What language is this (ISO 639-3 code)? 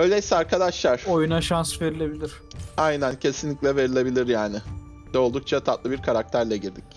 tur